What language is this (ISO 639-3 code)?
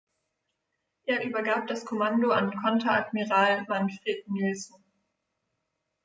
deu